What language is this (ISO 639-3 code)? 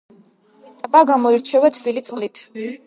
kat